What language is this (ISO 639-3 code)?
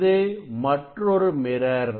tam